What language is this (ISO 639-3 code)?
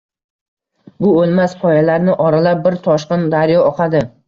uzb